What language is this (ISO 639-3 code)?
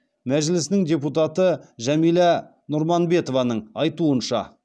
kaz